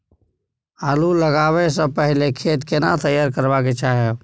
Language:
Maithili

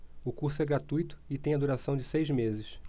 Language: Portuguese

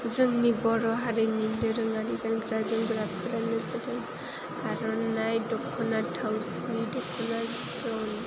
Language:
Bodo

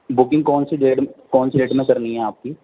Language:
Urdu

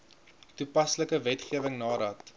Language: Afrikaans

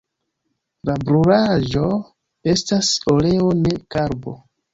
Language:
Esperanto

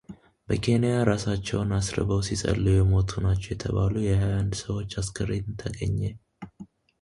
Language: Amharic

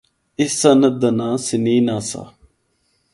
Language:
Northern Hindko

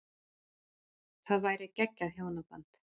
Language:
Icelandic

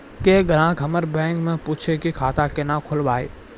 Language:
Maithili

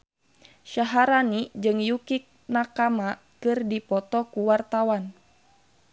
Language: Sundanese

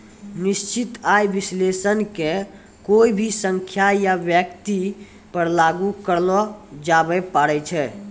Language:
Maithili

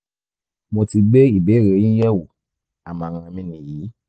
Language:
Yoruba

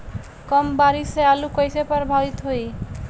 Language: Bhojpuri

